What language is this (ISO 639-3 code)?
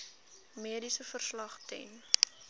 afr